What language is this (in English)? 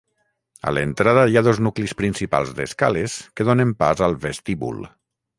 Catalan